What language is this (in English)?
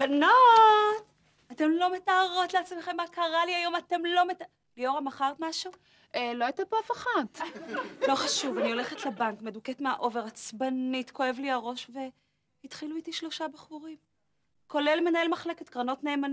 Hebrew